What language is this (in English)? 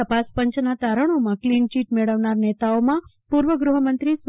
Gujarati